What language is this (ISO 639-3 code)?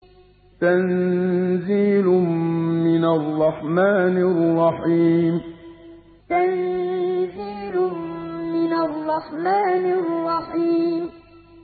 ara